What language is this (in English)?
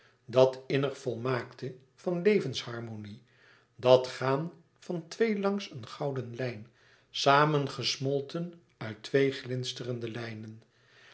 Dutch